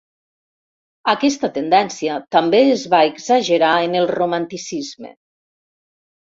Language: Catalan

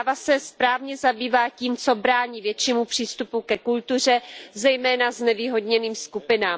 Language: Czech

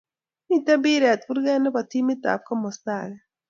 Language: Kalenjin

